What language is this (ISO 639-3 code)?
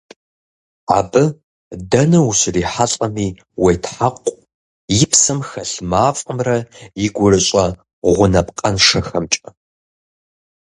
kbd